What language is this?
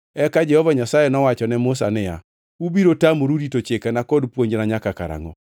Luo (Kenya and Tanzania)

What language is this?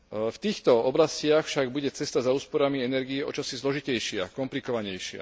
Slovak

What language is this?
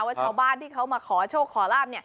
Thai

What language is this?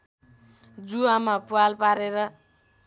Nepali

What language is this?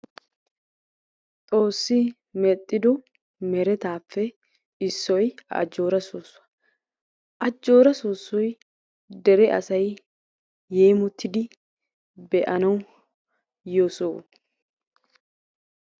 Wolaytta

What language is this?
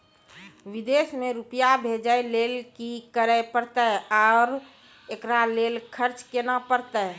Maithili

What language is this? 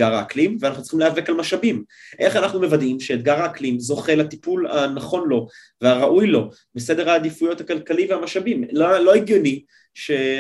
Hebrew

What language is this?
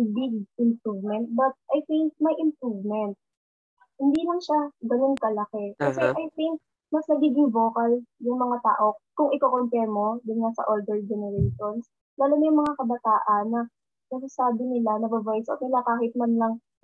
Filipino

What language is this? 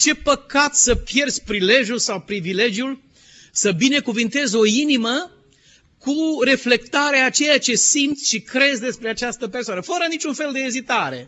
Romanian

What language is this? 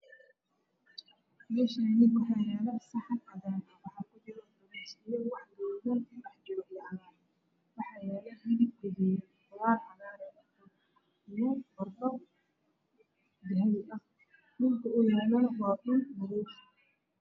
Somali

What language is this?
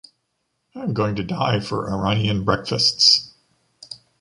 English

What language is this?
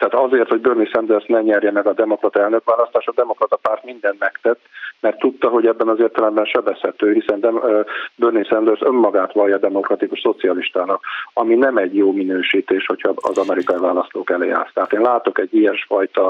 Hungarian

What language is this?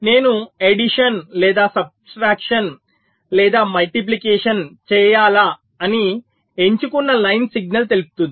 Telugu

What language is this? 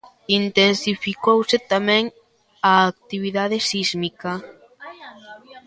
Galician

